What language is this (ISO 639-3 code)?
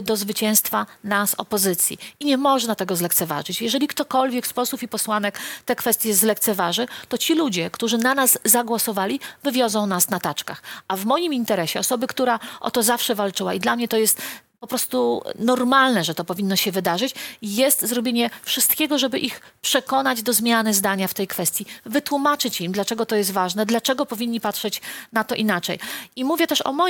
pol